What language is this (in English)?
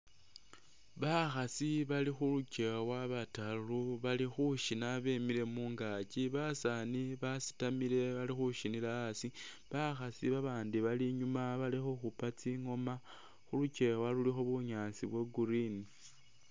Masaaba